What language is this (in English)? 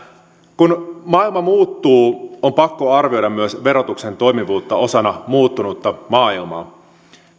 Finnish